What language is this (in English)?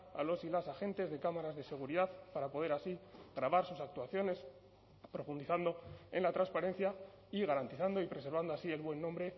Spanish